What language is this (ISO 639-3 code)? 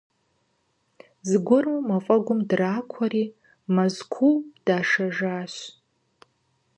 kbd